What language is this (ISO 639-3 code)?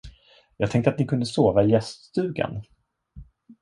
swe